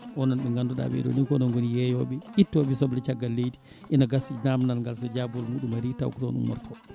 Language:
Fula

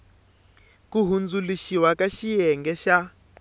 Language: Tsonga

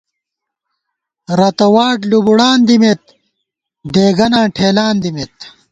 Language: Gawar-Bati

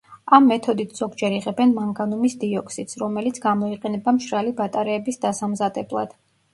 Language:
Georgian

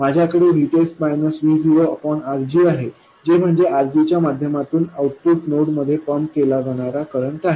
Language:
Marathi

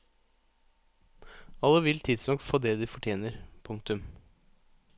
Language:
Norwegian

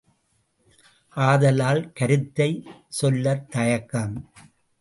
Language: Tamil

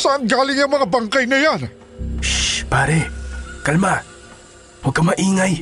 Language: Filipino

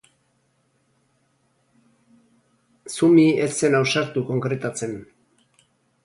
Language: Basque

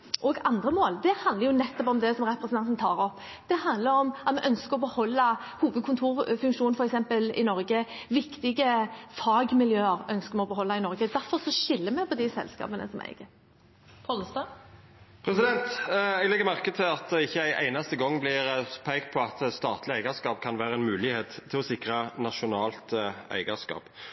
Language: Norwegian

